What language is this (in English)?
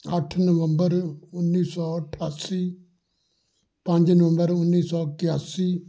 Punjabi